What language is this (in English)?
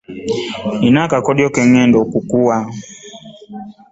Ganda